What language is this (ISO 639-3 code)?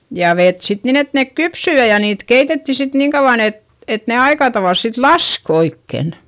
fin